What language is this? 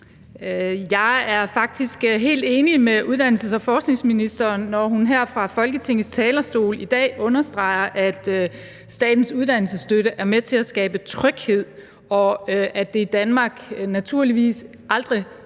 Danish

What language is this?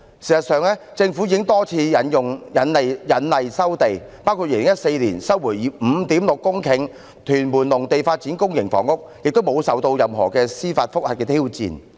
Cantonese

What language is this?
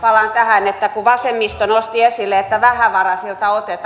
Finnish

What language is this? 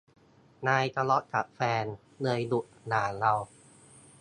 Thai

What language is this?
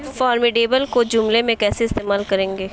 Urdu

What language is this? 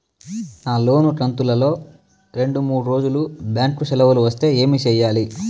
Telugu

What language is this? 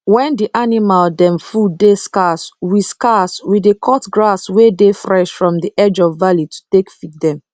Nigerian Pidgin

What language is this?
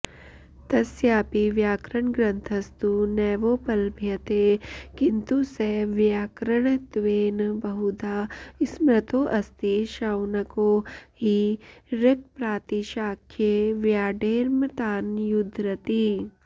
Sanskrit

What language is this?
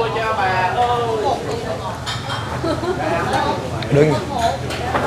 Vietnamese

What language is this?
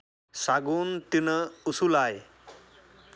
Santali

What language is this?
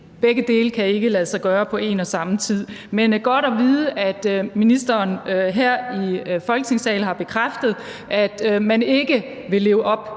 Danish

